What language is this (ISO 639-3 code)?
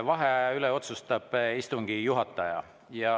est